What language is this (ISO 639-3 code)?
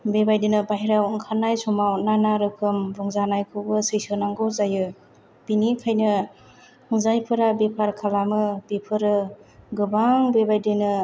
brx